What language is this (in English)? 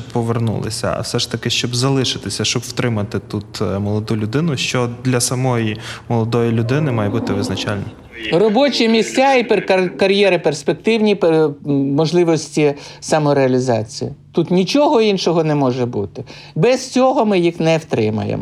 Ukrainian